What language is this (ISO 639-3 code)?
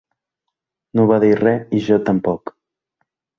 cat